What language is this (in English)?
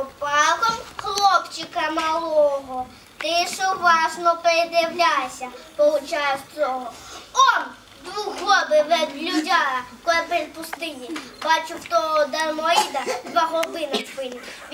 Ukrainian